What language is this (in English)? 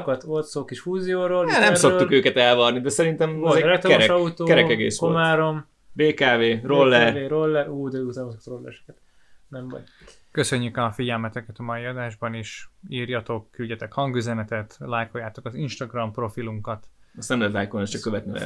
Hungarian